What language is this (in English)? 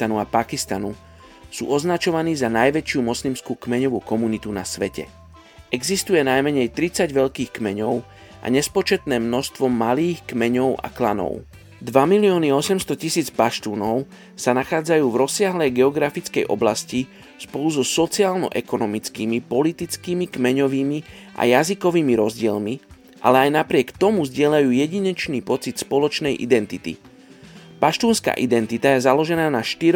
Slovak